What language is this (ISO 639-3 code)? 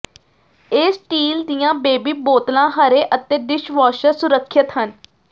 pan